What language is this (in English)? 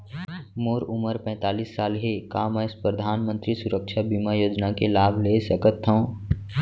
Chhattisgarhi